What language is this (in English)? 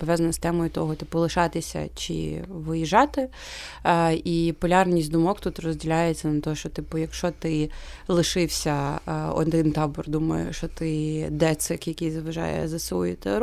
Ukrainian